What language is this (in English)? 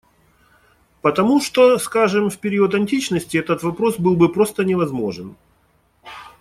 Russian